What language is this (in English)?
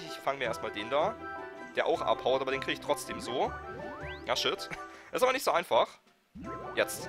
German